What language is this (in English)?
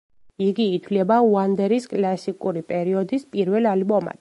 Georgian